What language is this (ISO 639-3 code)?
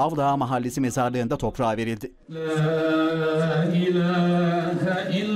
tur